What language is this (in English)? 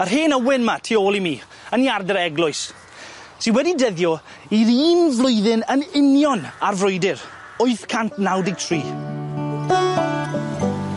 Welsh